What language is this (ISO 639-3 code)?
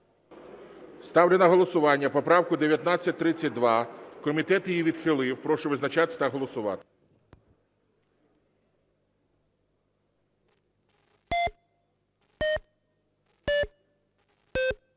ukr